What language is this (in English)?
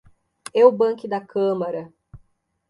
Portuguese